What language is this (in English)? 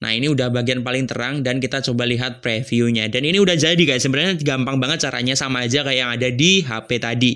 Indonesian